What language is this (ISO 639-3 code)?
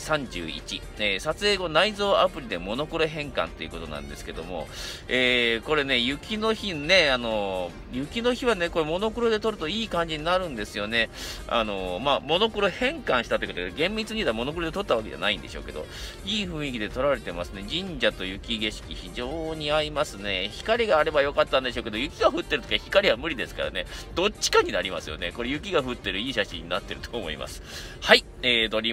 jpn